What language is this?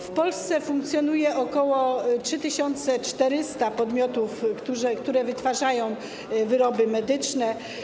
Polish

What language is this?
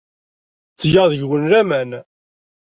Kabyle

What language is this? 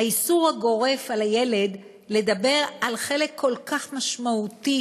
Hebrew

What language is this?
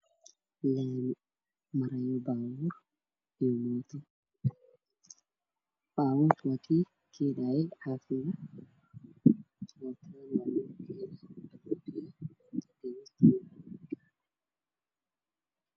Somali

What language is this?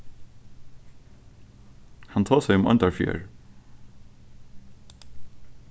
Faroese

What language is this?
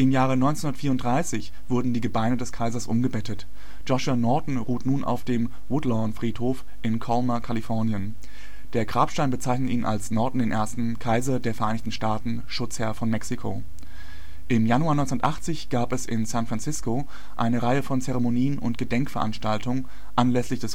German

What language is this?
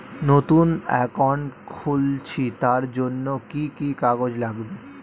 Bangla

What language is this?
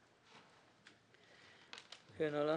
Hebrew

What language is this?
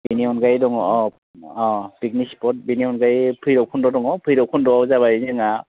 Bodo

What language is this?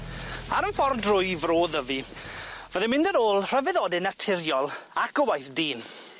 Welsh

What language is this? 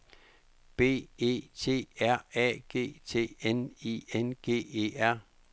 Danish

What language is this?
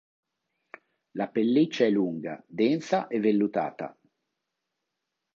Italian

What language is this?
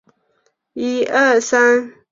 Chinese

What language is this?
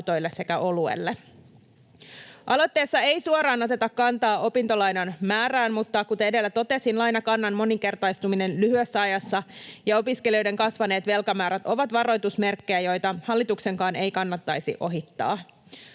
Finnish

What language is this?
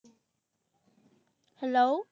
Assamese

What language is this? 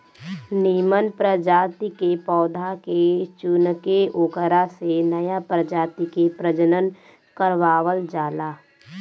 Bhojpuri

